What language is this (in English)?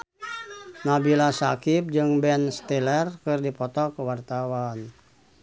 Sundanese